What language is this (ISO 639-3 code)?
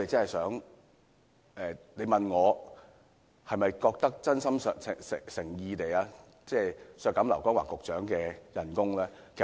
yue